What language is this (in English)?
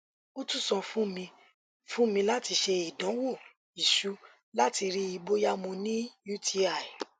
Yoruba